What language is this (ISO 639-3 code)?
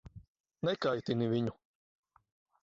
lav